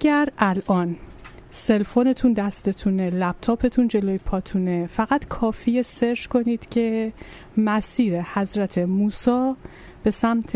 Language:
Persian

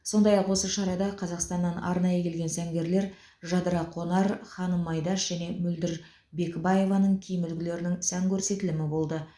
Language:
Kazakh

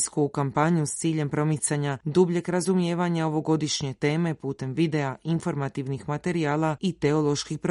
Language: Croatian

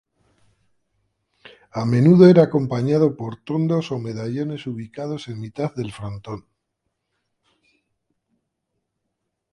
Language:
Spanish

